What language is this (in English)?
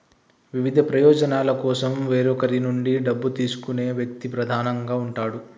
Telugu